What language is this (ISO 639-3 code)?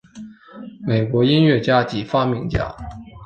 zho